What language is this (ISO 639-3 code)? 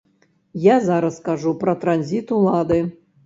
bel